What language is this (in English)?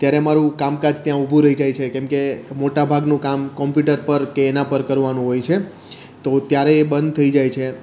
Gujarati